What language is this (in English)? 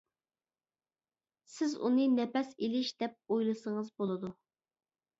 Uyghur